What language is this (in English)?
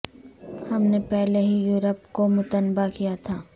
Urdu